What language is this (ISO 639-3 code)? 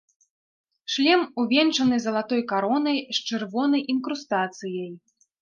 bel